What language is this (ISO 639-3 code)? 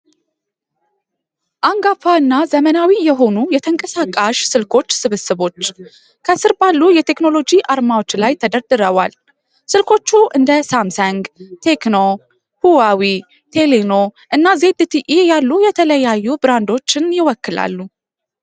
amh